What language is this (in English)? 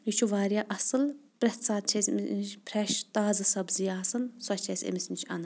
Kashmiri